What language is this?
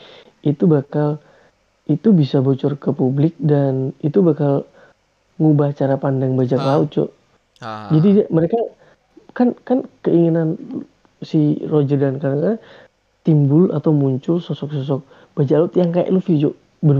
Indonesian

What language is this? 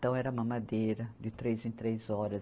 Portuguese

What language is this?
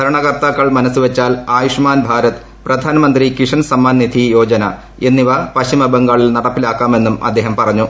Malayalam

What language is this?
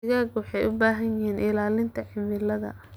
Somali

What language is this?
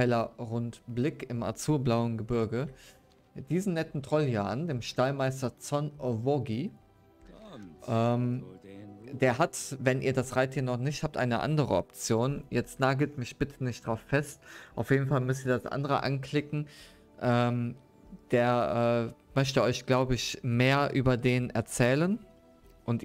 German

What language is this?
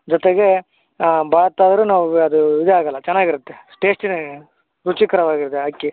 Kannada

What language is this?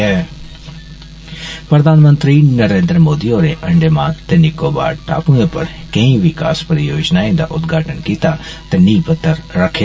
Dogri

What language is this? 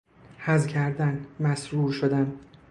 Persian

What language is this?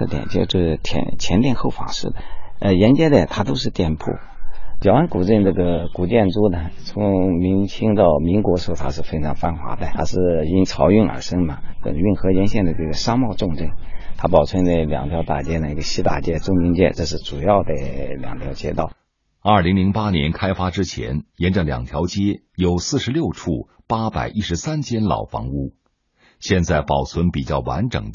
Chinese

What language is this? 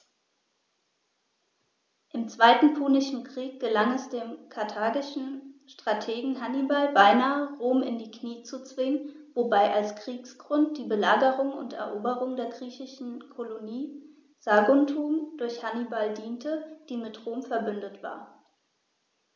German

